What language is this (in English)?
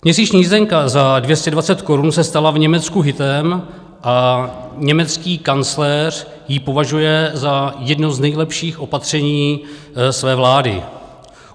Czech